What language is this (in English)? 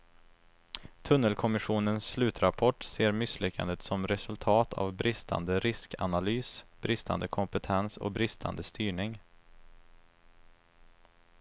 Swedish